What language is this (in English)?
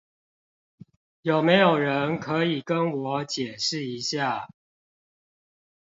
Chinese